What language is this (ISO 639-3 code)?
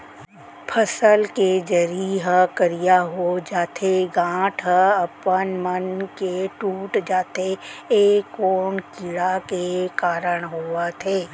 hne